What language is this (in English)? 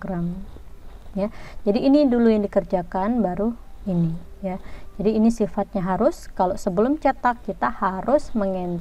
Indonesian